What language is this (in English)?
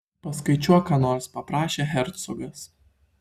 Lithuanian